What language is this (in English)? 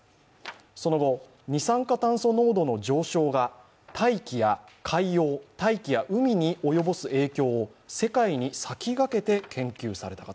Japanese